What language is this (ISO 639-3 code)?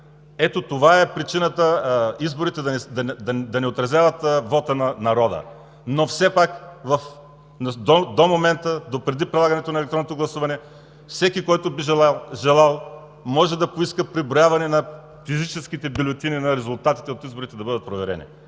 bul